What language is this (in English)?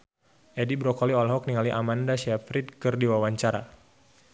Sundanese